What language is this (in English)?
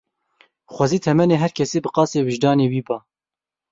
Kurdish